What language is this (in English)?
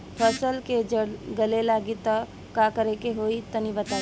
Bhojpuri